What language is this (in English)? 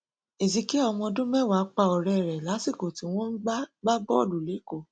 Yoruba